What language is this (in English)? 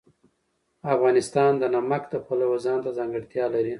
Pashto